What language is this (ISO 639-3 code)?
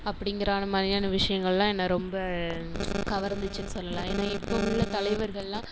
tam